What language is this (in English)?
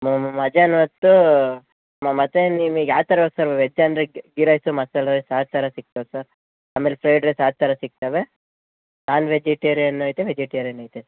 Kannada